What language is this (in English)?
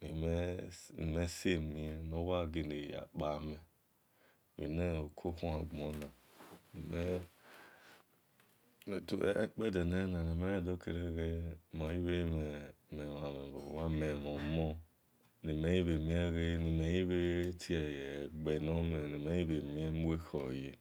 Esan